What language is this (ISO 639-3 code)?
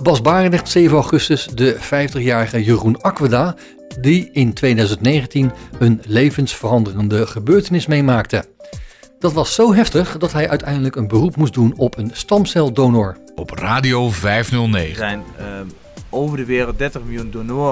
nld